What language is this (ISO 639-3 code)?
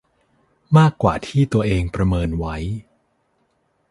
tha